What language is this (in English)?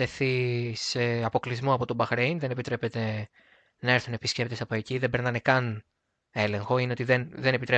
Greek